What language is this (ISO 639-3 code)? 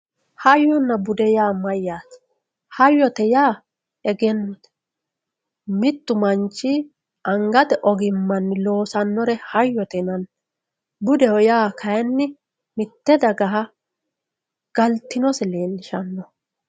sid